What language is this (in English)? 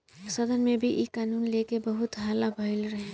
Bhojpuri